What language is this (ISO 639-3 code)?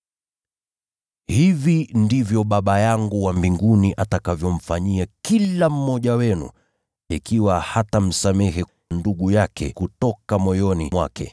swa